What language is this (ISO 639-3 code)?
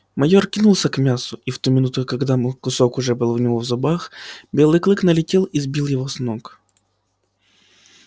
rus